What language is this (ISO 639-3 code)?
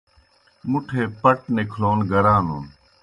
plk